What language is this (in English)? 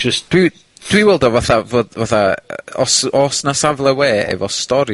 Welsh